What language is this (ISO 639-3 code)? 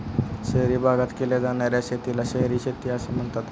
mar